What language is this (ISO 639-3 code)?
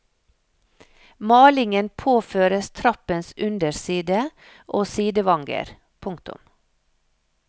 nor